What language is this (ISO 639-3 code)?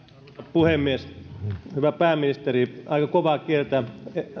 fin